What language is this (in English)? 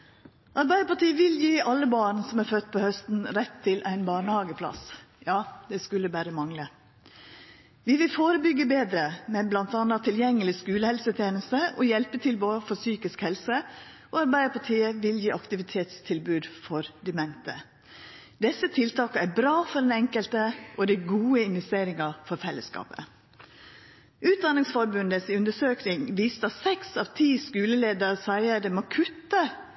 Norwegian Nynorsk